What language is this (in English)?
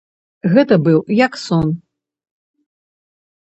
Belarusian